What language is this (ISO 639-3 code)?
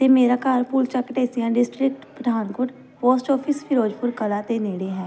pan